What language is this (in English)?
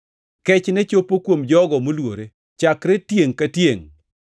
Luo (Kenya and Tanzania)